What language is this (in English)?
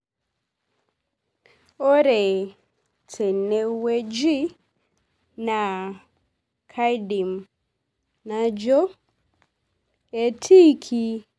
Masai